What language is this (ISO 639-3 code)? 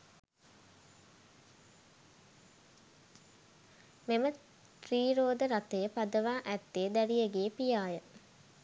sin